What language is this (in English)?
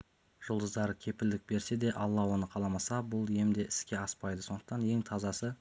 Kazakh